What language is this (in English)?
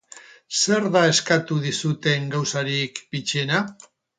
Basque